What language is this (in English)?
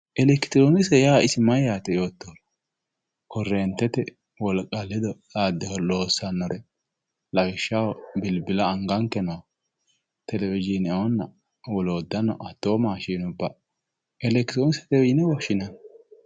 Sidamo